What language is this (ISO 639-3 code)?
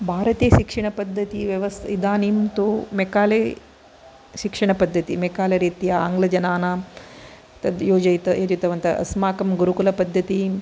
san